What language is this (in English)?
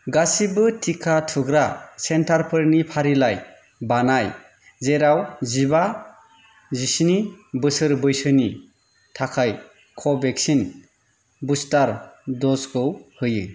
Bodo